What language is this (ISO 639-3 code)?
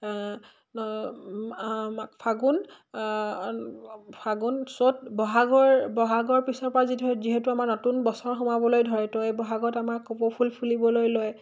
asm